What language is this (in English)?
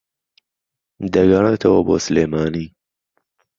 Central Kurdish